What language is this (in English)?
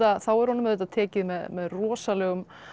Icelandic